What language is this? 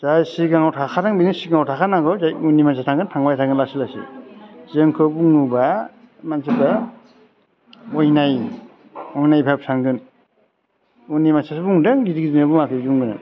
Bodo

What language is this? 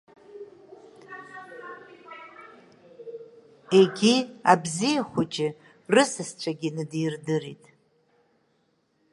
Abkhazian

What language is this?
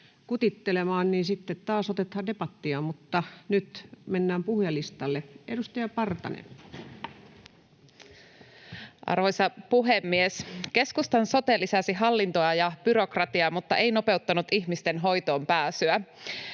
Finnish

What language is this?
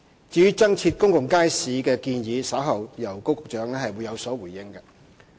Cantonese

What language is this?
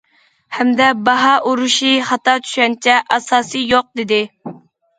Uyghur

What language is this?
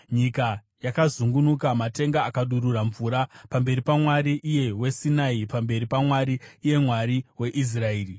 Shona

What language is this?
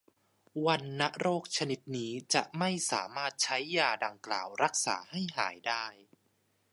Thai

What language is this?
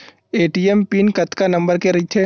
Chhattisgarhi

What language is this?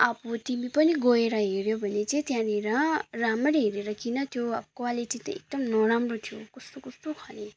Nepali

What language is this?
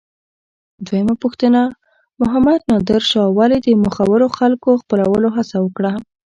Pashto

